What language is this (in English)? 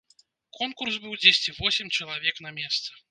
Belarusian